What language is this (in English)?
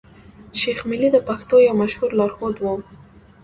Pashto